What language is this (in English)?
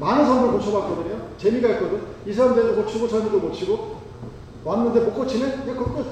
Korean